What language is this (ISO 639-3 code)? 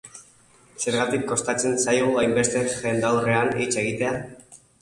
eus